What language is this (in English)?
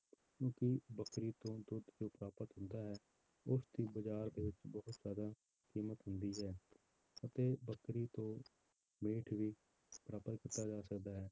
Punjabi